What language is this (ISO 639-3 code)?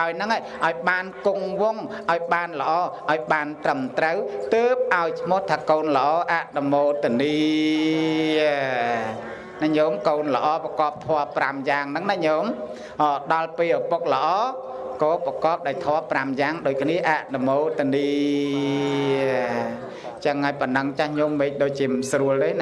vie